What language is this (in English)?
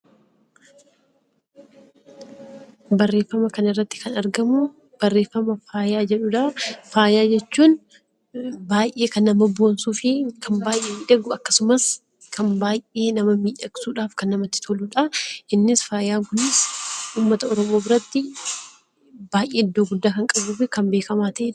Oromo